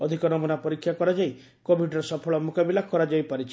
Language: Odia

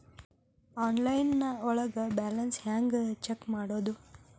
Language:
Kannada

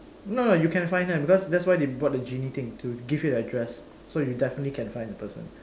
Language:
English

